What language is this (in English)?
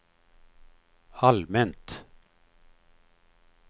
Swedish